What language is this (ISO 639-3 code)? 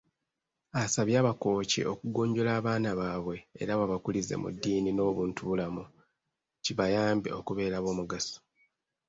lug